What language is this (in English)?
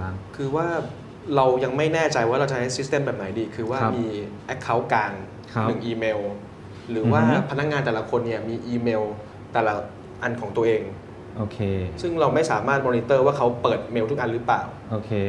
Thai